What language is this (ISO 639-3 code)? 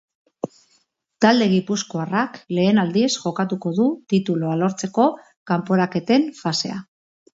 eus